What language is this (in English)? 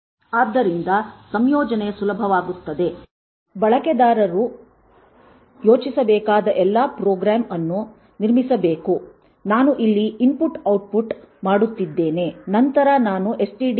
Kannada